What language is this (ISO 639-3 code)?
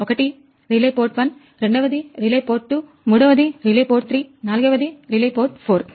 tel